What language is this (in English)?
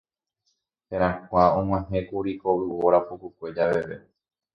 Guarani